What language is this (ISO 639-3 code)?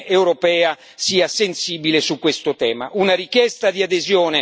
ita